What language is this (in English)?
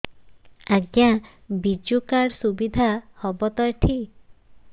Odia